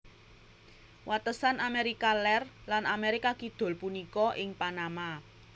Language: Javanese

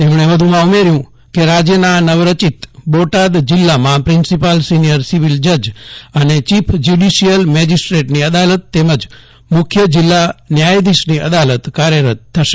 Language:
Gujarati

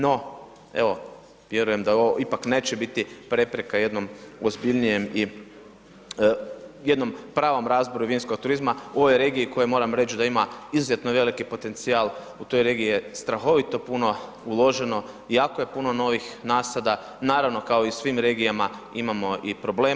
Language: Croatian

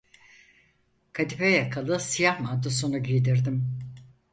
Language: Turkish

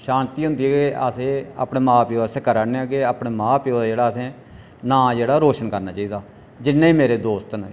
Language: Dogri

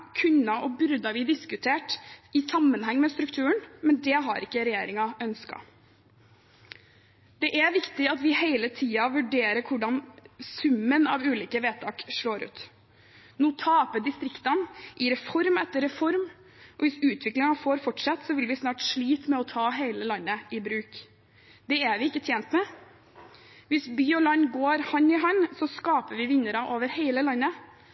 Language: Norwegian Bokmål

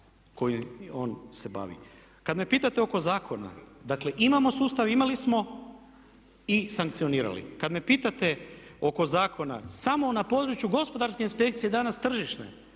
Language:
Croatian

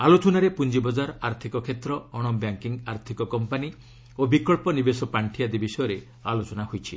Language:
Odia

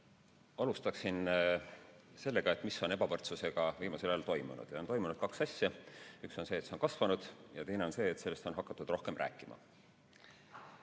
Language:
Estonian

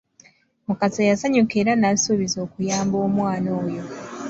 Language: Ganda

